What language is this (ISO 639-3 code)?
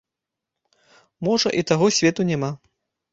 bel